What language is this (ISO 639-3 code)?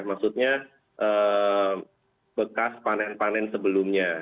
ind